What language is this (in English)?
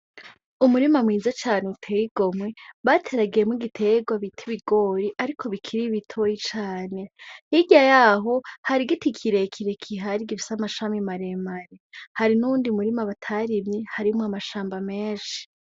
Rundi